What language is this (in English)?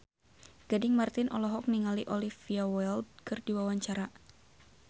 Sundanese